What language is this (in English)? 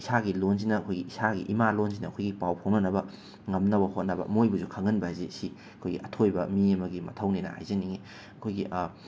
Manipuri